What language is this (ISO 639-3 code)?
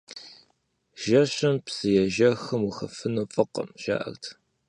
kbd